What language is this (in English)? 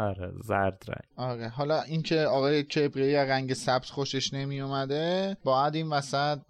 Persian